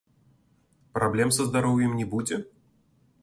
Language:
Belarusian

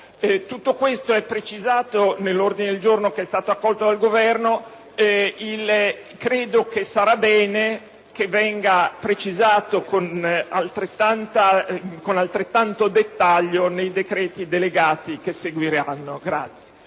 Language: Italian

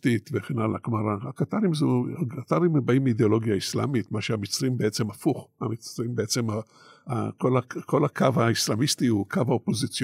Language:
Hebrew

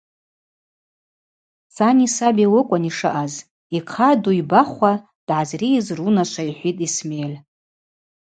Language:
Abaza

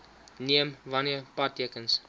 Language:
Afrikaans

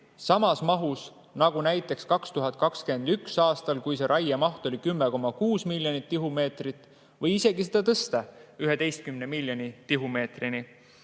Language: Estonian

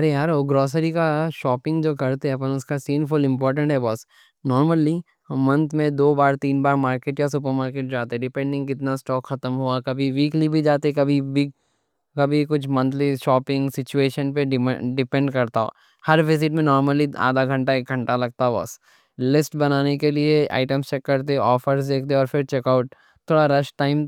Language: Deccan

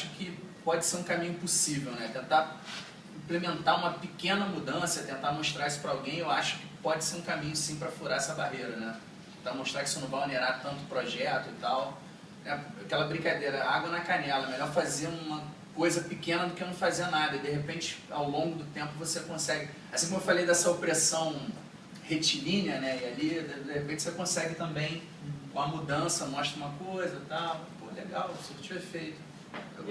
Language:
Portuguese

